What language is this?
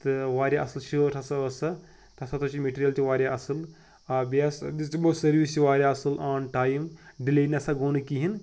Kashmiri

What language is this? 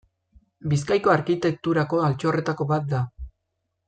Basque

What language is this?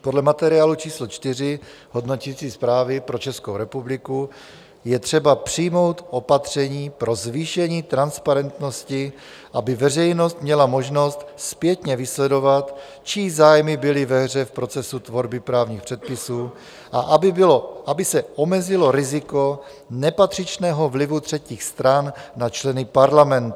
Czech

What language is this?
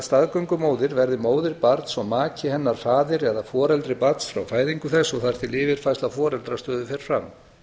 Icelandic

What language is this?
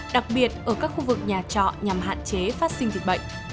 Vietnamese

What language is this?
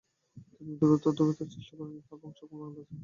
Bangla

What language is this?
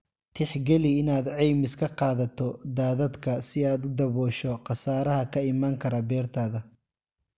Somali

